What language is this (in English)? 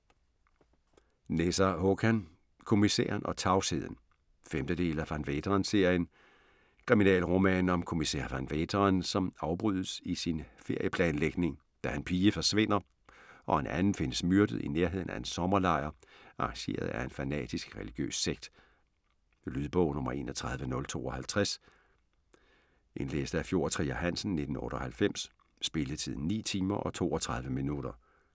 Danish